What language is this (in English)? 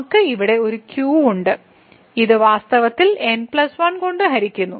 Malayalam